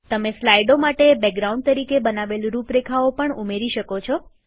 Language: Gujarati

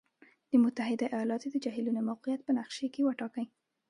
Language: Pashto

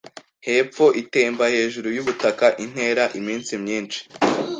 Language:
Kinyarwanda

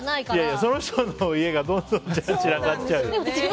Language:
Japanese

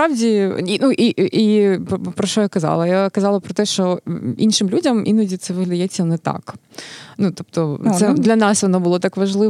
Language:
Ukrainian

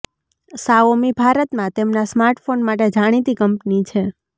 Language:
Gujarati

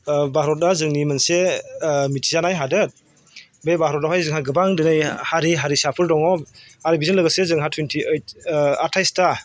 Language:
Bodo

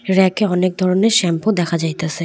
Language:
Bangla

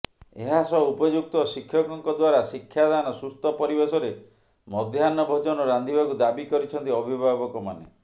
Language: Odia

